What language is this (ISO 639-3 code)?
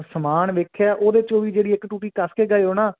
pan